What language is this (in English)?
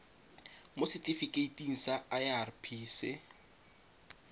Tswana